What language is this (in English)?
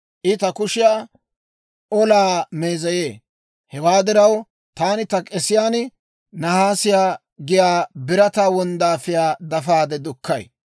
Dawro